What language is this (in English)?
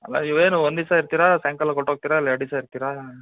Kannada